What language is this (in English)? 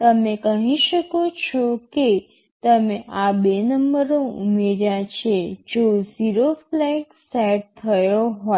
Gujarati